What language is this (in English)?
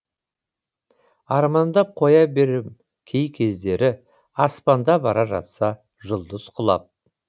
Kazakh